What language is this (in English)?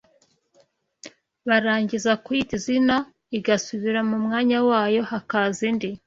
Kinyarwanda